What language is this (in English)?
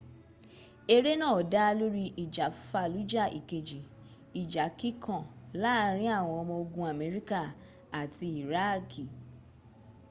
Yoruba